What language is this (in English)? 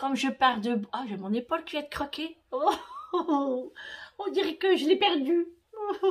French